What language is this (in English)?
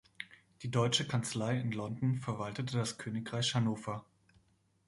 German